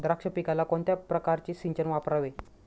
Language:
Marathi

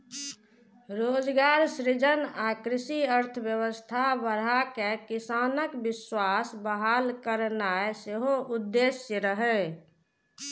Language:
Maithili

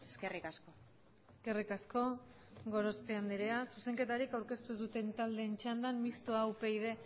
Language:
Basque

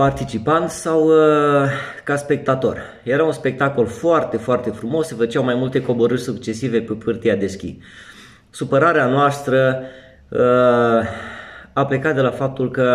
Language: Romanian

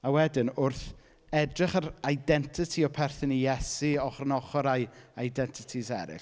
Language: Welsh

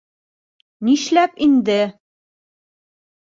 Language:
Bashkir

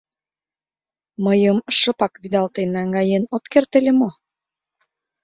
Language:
Mari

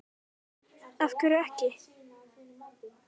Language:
Icelandic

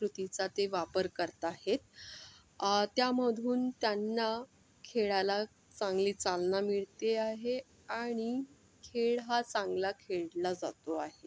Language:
Marathi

